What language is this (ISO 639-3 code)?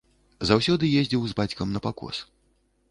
bel